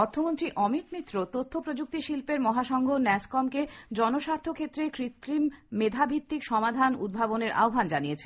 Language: Bangla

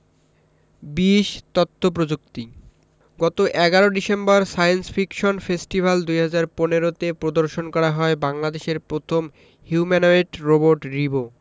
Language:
Bangla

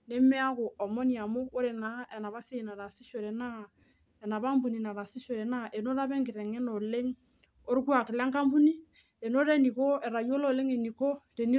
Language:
Masai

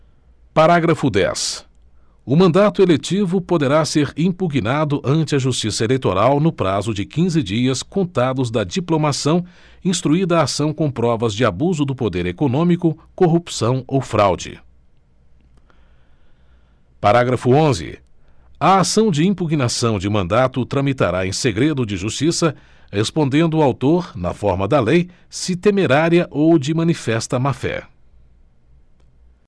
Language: Portuguese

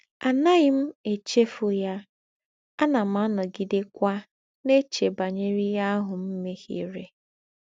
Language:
Igbo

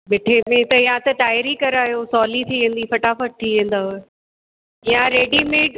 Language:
Sindhi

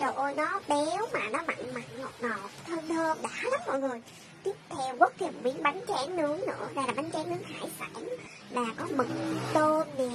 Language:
Vietnamese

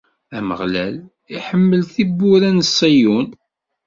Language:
Kabyle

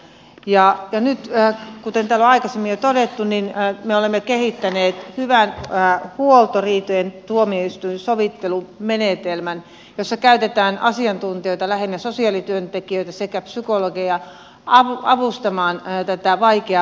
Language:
Finnish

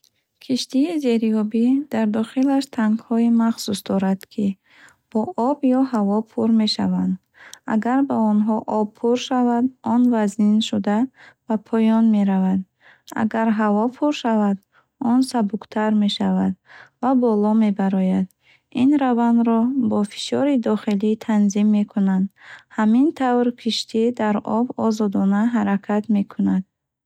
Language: Bukharic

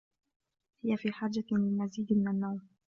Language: Arabic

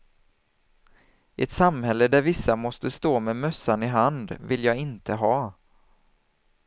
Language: Swedish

